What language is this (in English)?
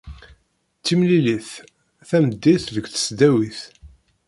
Kabyle